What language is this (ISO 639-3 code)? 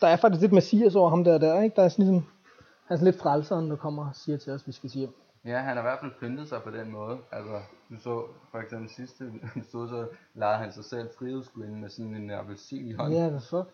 dan